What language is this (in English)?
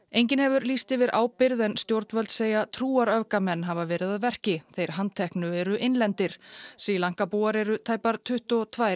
Icelandic